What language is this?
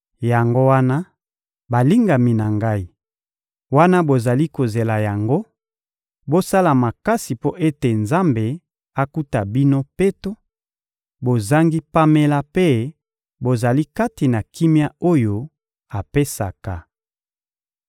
Lingala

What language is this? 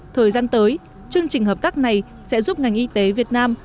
Vietnamese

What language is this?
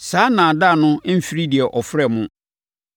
Akan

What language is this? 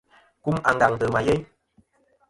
Kom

